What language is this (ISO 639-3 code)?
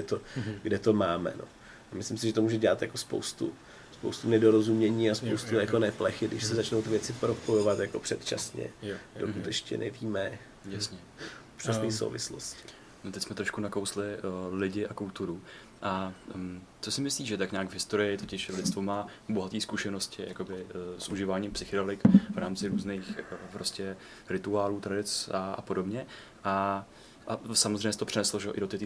ces